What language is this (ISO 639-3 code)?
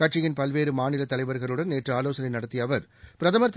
tam